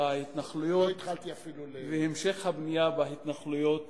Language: Hebrew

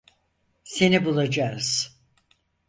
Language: Turkish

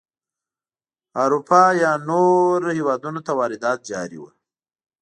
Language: Pashto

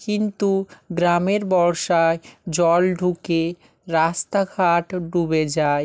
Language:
Bangla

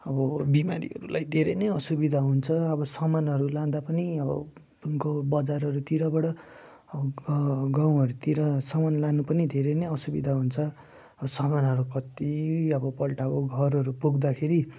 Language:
Nepali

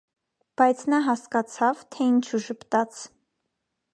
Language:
Armenian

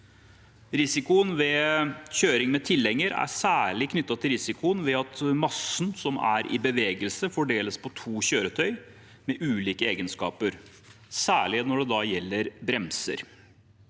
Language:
Norwegian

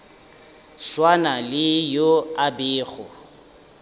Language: Northern Sotho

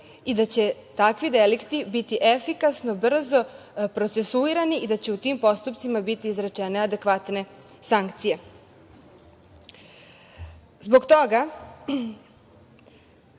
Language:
Serbian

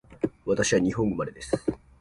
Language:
Japanese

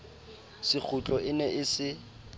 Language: Southern Sotho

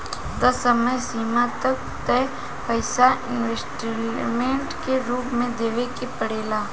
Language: Bhojpuri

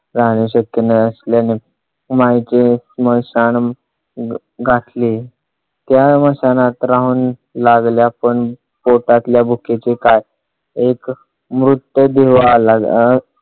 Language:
Marathi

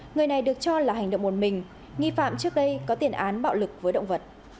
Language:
Vietnamese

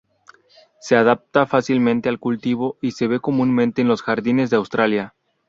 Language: Spanish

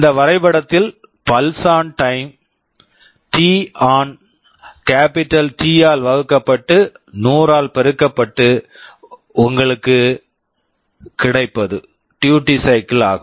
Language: Tamil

